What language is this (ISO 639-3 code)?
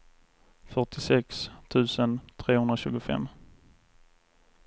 swe